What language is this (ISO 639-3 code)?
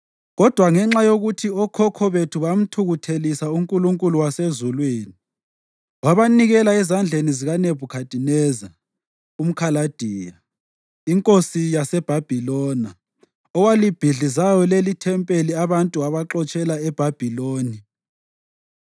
nde